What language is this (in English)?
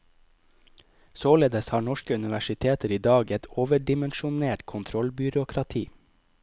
Norwegian